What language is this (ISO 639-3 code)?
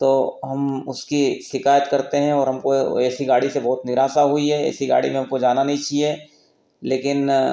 hin